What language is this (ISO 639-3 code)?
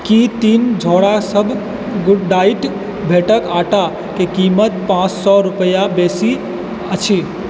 mai